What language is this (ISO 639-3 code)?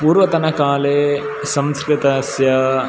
san